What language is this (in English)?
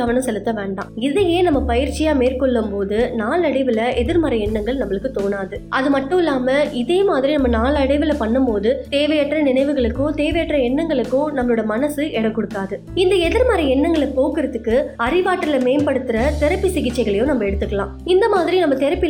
Tamil